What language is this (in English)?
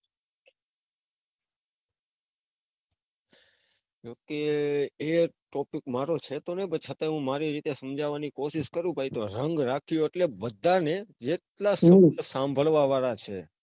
Gujarati